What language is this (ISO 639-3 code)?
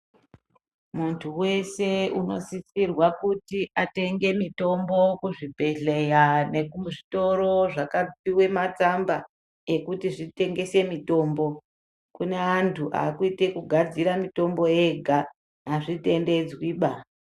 ndc